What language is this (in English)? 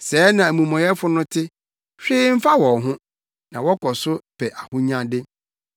Akan